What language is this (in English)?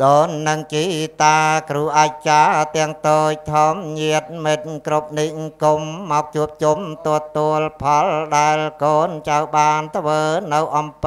Thai